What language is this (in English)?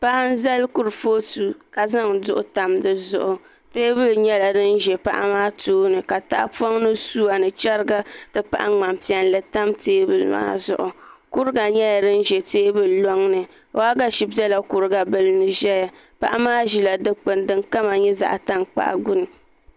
Dagbani